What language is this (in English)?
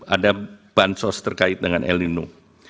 Indonesian